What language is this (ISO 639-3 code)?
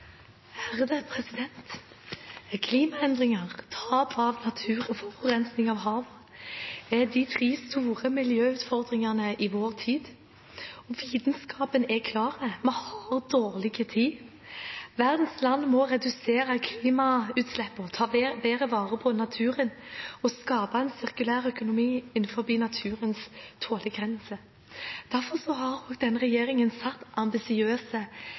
nob